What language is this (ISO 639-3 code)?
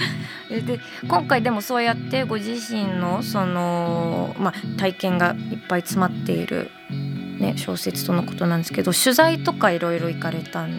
jpn